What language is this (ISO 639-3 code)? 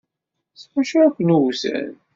kab